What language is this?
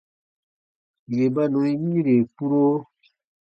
Baatonum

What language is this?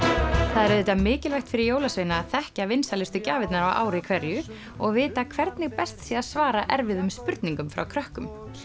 Icelandic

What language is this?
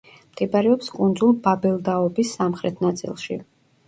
Georgian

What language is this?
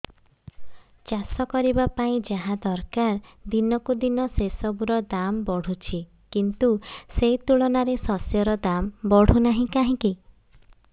Odia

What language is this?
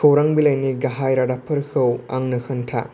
Bodo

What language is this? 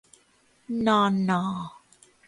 Thai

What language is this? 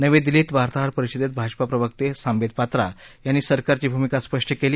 Marathi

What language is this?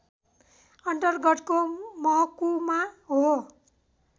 Nepali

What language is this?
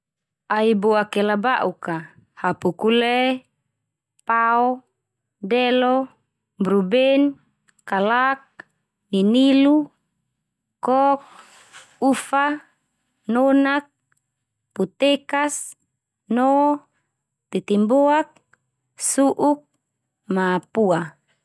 Termanu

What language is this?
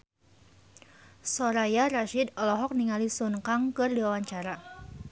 Sundanese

